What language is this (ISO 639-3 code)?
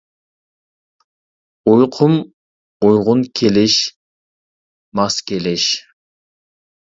uig